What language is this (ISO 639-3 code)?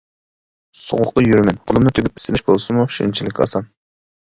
uig